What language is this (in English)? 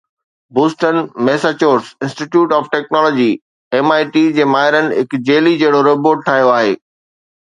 Sindhi